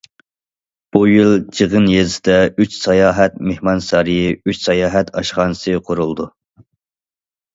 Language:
Uyghur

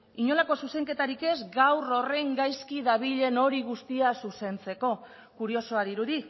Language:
Basque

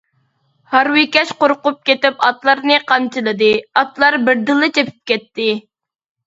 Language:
Uyghur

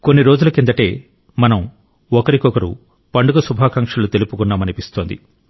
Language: Telugu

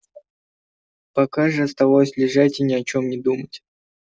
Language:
Russian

